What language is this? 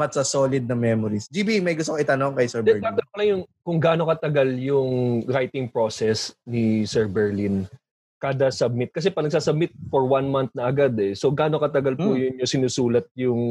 Filipino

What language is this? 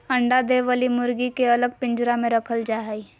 Magahi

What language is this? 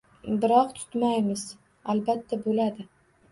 Uzbek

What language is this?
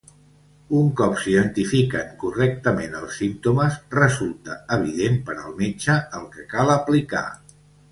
Catalan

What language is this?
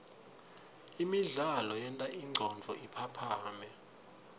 Swati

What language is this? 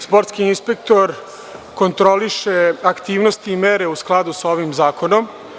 Serbian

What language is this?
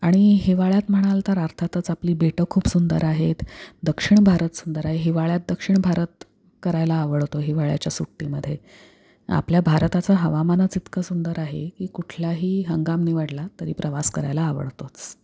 Marathi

